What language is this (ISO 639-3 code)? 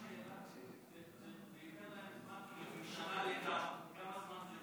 heb